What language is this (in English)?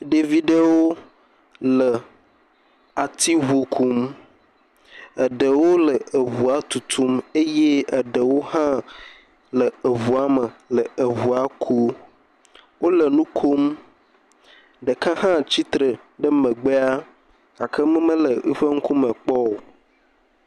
Ewe